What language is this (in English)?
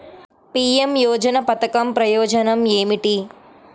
Telugu